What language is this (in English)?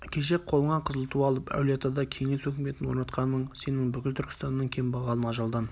Kazakh